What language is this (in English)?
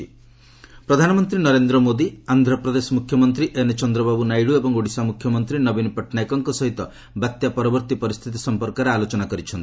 Odia